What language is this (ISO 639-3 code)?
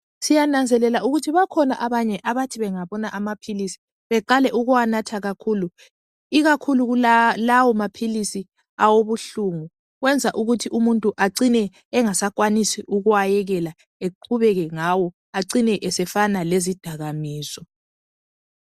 nde